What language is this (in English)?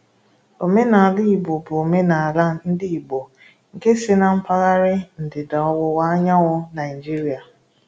Igbo